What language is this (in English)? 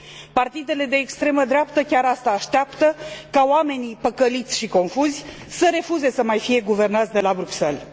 Romanian